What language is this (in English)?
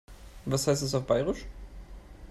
German